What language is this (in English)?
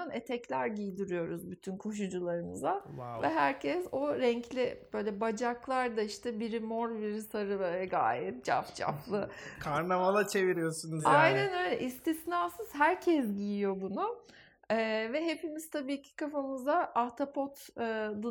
Turkish